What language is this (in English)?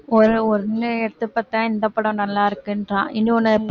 Tamil